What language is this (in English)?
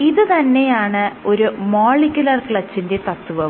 Malayalam